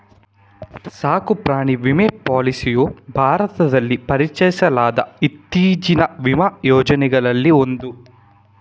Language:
Kannada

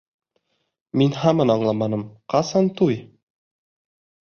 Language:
Bashkir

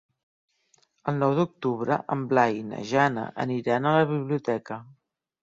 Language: Catalan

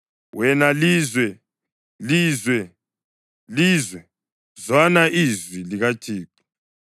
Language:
North Ndebele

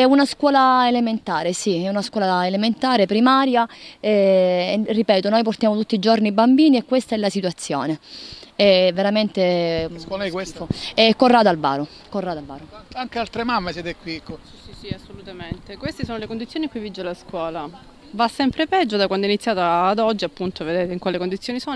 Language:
Italian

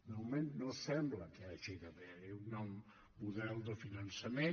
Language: Catalan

